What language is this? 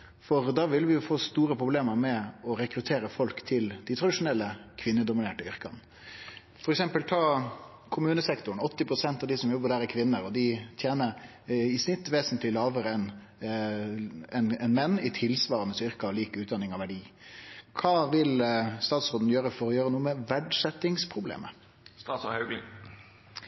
Norwegian Nynorsk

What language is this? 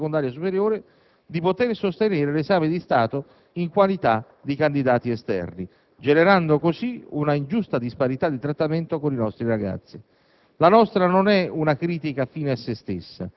Italian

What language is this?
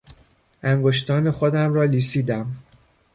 Persian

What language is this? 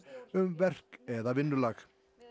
Icelandic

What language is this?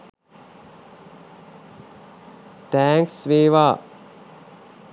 Sinhala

